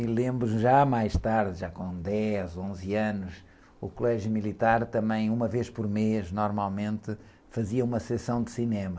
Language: Portuguese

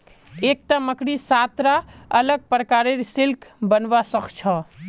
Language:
Magahi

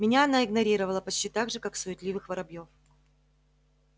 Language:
Russian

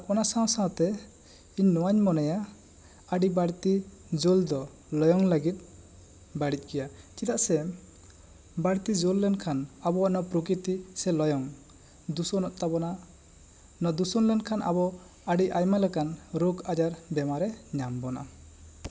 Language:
Santali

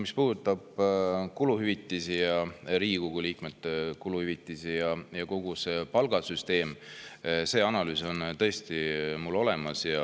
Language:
Estonian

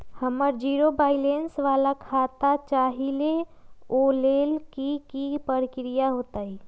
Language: Magahi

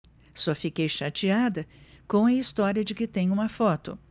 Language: Portuguese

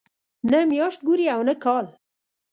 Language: Pashto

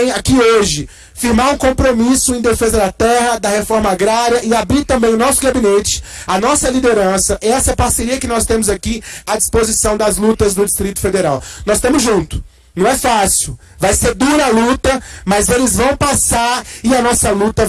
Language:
Portuguese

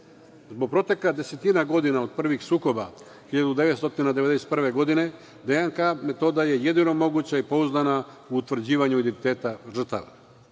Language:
Serbian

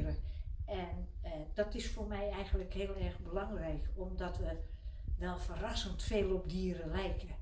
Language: Dutch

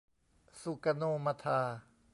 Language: Thai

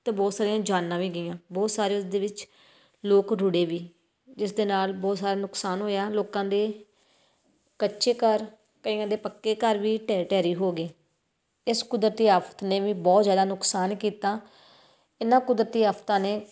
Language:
Punjabi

